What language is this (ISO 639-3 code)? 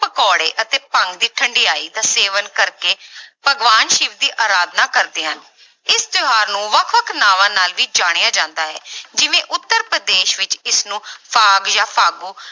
pan